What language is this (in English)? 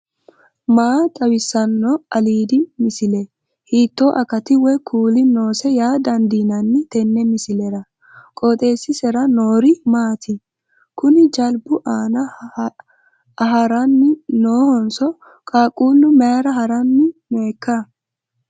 Sidamo